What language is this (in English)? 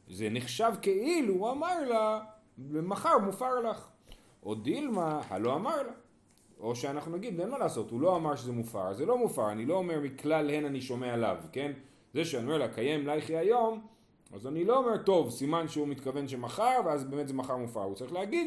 Hebrew